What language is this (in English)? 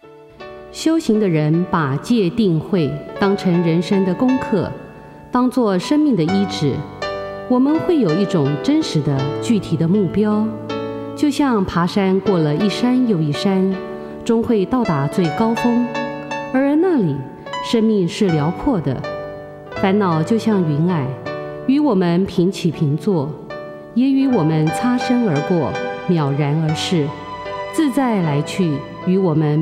Chinese